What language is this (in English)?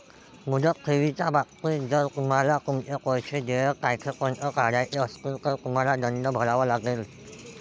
Marathi